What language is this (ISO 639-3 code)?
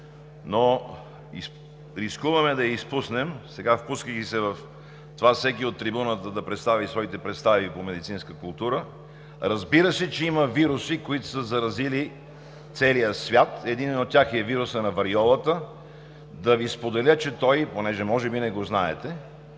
bul